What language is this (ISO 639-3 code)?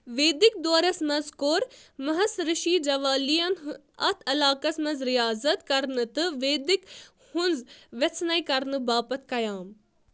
kas